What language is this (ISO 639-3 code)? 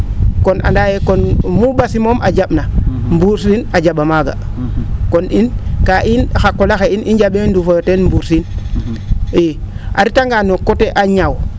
srr